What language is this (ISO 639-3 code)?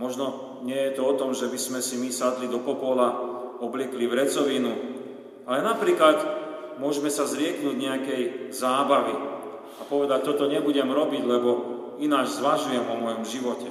slk